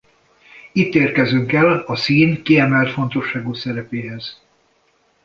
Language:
Hungarian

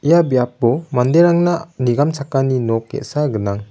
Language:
Garo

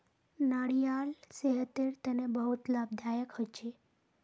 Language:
Magahi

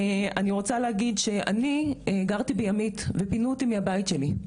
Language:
Hebrew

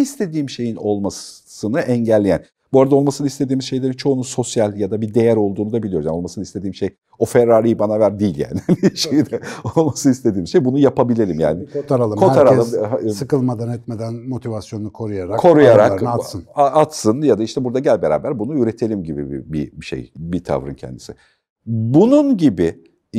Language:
Turkish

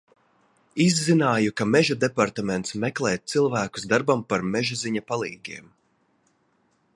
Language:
Latvian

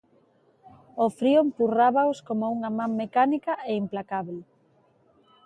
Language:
Galician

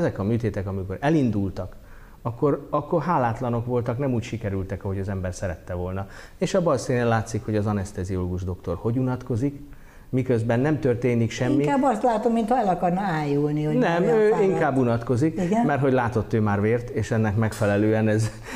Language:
Hungarian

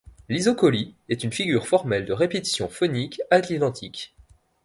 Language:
French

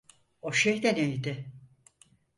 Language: Turkish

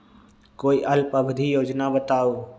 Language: Magahi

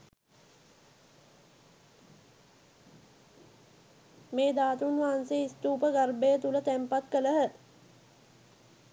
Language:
Sinhala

